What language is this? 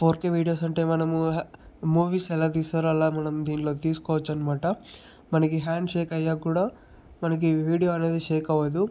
Telugu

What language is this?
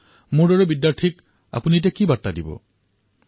Assamese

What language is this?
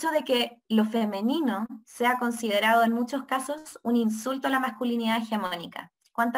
Spanish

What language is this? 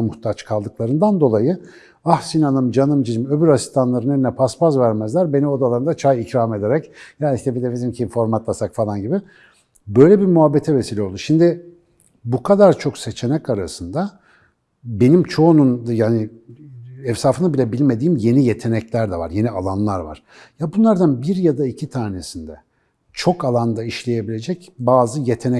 Turkish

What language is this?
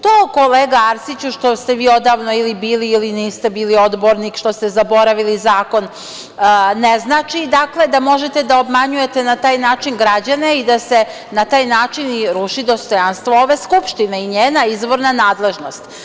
Serbian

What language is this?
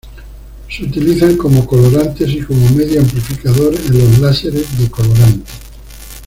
Spanish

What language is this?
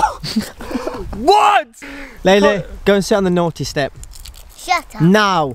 English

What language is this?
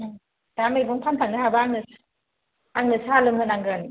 Bodo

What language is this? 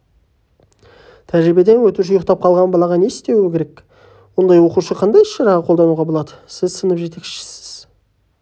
Kazakh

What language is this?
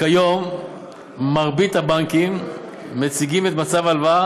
Hebrew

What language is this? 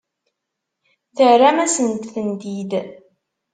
Kabyle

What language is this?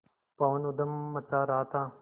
Hindi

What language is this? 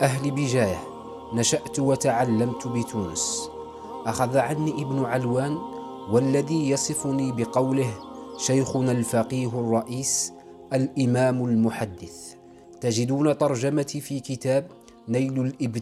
Arabic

